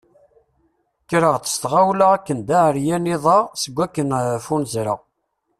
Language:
Kabyle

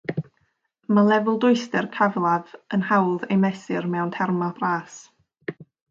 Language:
Welsh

